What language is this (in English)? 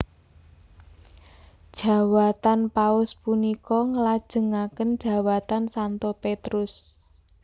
Javanese